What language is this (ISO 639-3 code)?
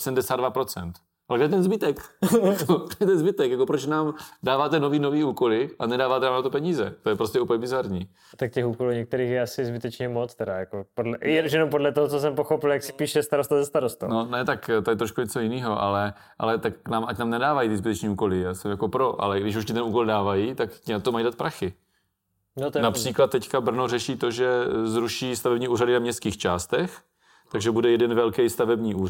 ces